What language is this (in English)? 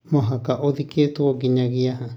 Kikuyu